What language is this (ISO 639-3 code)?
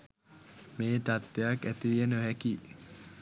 sin